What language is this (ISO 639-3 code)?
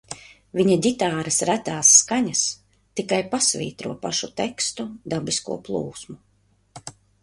lav